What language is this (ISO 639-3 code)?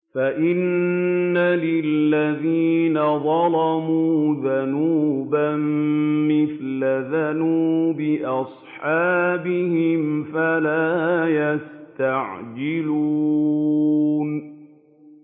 ara